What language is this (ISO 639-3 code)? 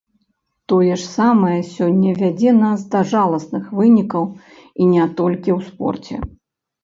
bel